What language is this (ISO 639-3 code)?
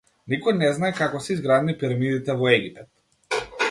mkd